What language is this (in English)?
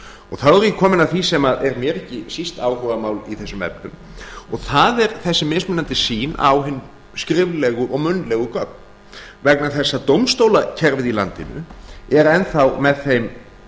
Icelandic